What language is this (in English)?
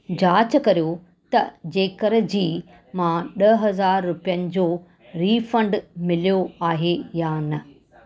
Sindhi